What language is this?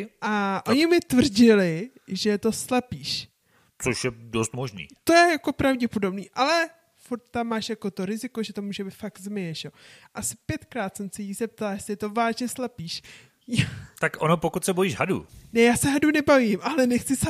Czech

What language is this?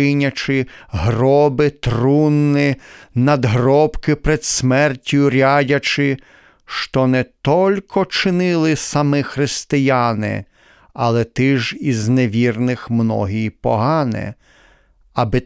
Ukrainian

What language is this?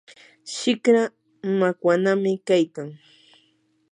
Yanahuanca Pasco Quechua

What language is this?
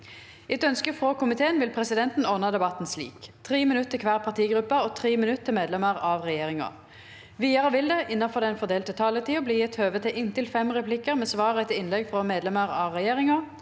Norwegian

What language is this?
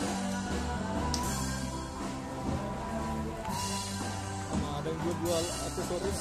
Indonesian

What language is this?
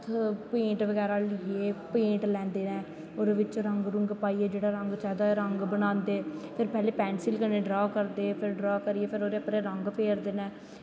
Dogri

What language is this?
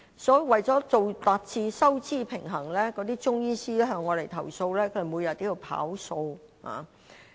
Cantonese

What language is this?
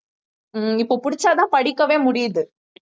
Tamil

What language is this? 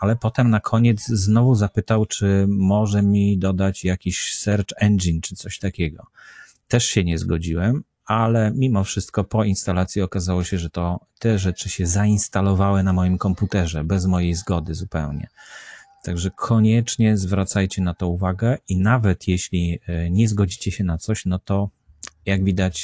Polish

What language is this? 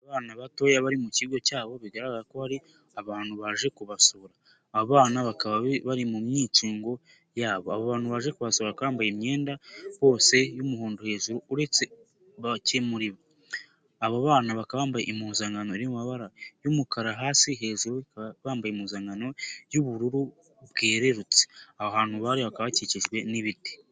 Kinyarwanda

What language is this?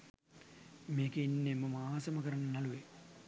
Sinhala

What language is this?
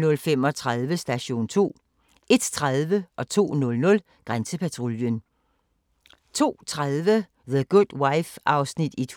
Danish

